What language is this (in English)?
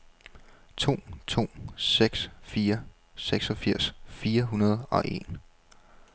Danish